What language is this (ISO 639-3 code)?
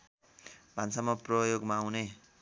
nep